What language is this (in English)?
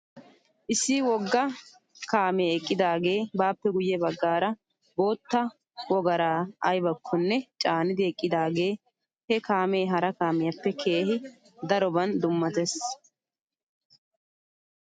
Wolaytta